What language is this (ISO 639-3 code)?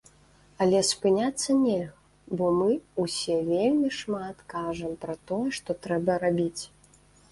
bel